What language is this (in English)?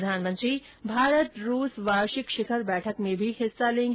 Hindi